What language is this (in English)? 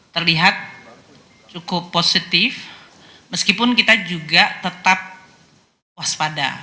Indonesian